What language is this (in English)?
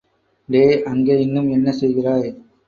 Tamil